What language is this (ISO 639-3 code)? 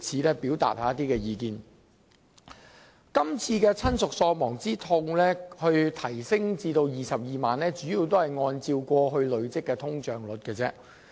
yue